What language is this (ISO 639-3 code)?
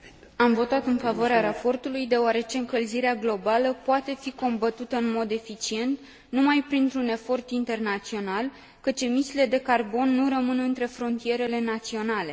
ron